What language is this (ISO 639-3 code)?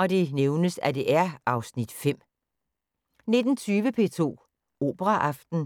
dan